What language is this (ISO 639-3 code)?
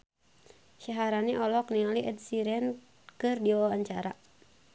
sun